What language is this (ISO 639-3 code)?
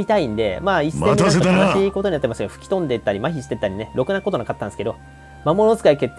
jpn